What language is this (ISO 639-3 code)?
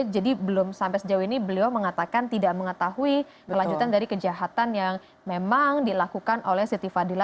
ind